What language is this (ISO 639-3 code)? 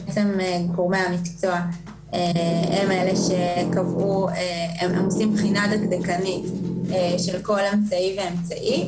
heb